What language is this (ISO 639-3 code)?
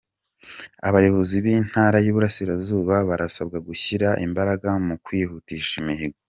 kin